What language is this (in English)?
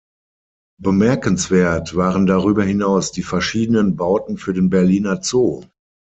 German